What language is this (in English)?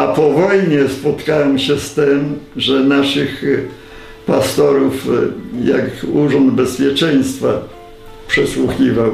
Polish